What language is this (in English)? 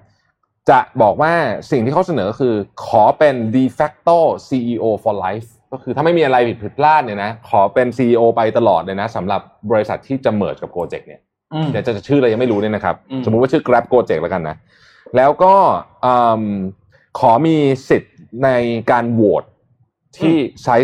Thai